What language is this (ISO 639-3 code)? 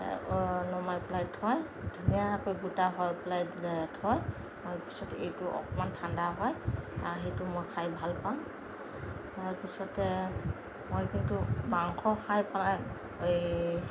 asm